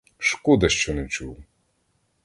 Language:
Ukrainian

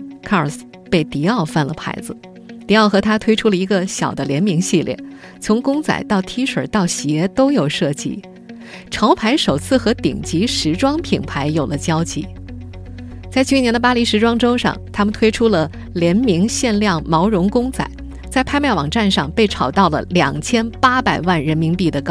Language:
Chinese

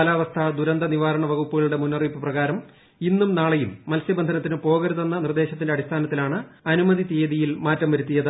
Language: Malayalam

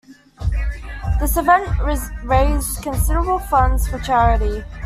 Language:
English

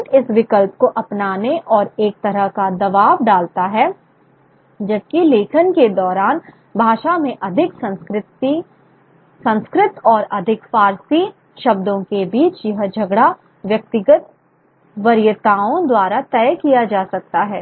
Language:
Hindi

